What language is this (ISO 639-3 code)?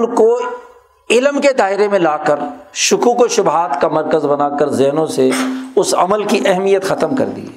urd